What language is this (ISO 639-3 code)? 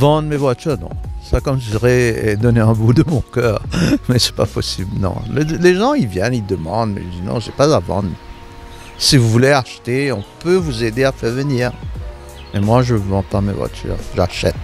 fra